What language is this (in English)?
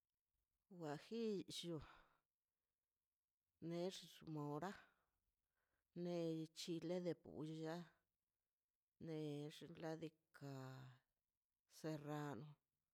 Mazaltepec Zapotec